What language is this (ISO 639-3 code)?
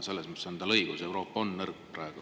est